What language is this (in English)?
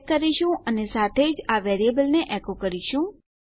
Gujarati